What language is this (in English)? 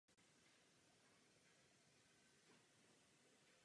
Czech